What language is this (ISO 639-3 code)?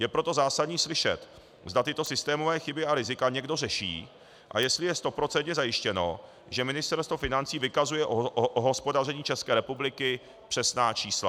ces